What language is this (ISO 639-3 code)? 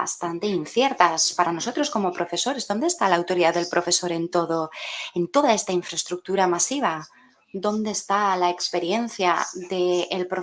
spa